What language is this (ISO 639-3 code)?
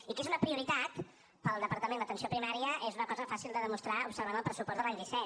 cat